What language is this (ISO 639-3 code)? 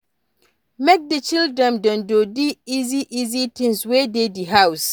pcm